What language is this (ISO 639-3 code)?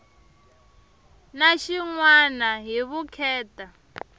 tso